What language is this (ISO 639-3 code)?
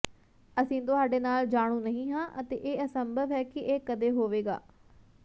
pan